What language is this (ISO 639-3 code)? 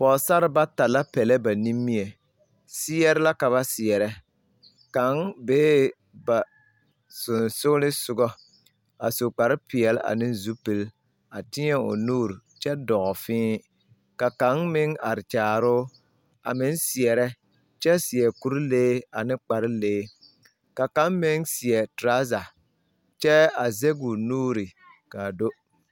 dga